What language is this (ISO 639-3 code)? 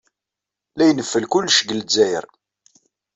kab